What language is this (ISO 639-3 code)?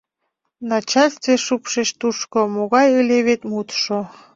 chm